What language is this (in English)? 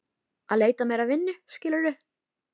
Icelandic